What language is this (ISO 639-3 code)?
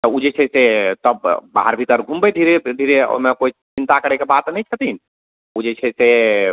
mai